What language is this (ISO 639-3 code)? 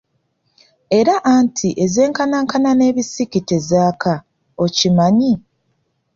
lug